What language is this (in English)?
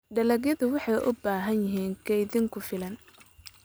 Somali